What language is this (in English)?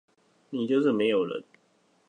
Chinese